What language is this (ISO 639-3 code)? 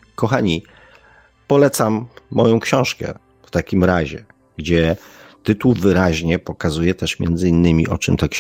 pol